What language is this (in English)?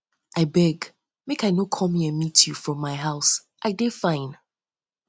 Nigerian Pidgin